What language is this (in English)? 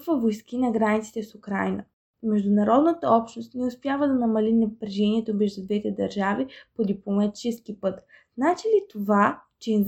Bulgarian